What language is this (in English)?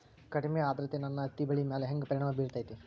Kannada